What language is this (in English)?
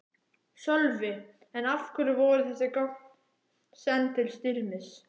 Icelandic